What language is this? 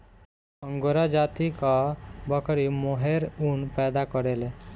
Bhojpuri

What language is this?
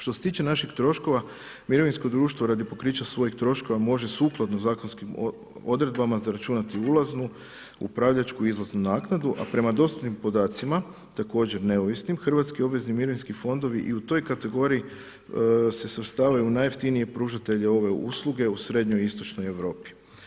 Croatian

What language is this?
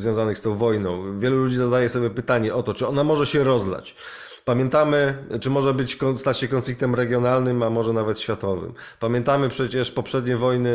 Polish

